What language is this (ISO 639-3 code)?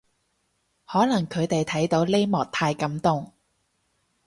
yue